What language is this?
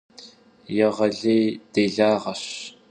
Kabardian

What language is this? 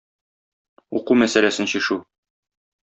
Tatar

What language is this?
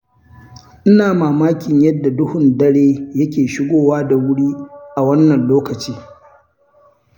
Hausa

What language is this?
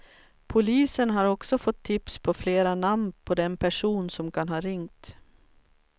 Swedish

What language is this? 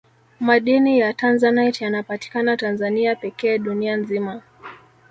Swahili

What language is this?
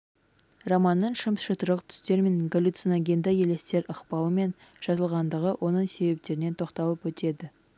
Kazakh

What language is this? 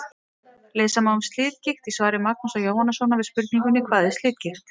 Icelandic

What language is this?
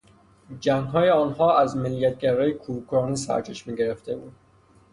Persian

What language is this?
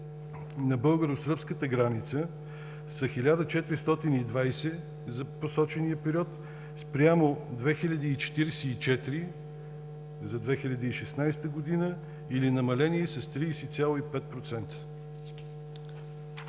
Bulgarian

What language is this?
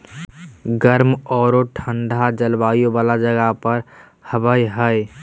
Magahi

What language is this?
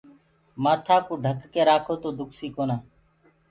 Gurgula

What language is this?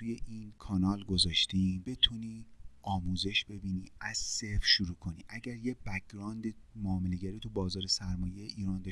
Persian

